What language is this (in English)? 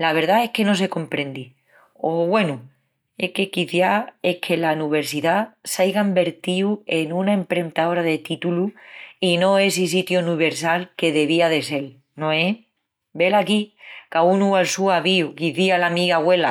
Extremaduran